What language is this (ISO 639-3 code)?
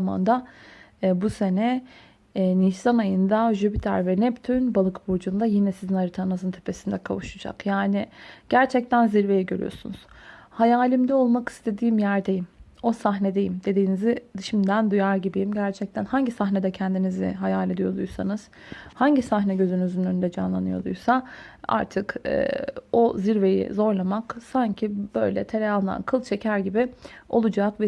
tur